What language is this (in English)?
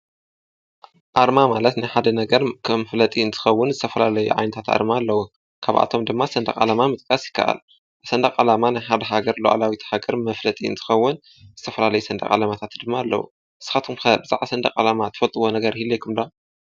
Tigrinya